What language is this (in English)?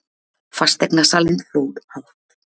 Icelandic